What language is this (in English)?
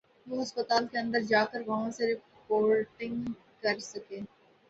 Urdu